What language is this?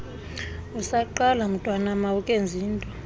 Xhosa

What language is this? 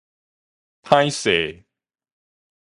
Min Nan Chinese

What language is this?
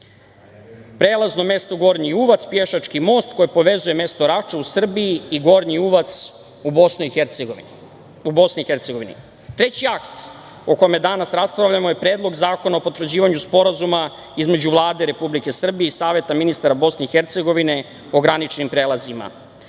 Serbian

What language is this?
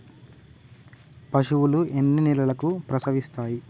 Telugu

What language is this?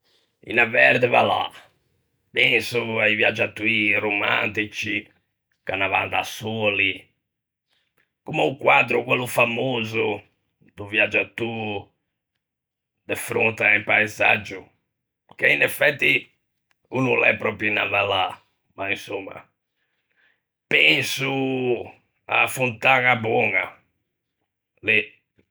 Ligurian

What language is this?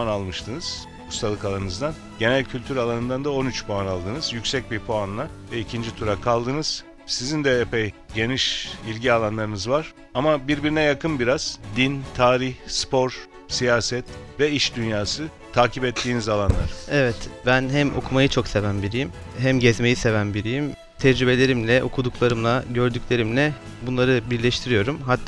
Turkish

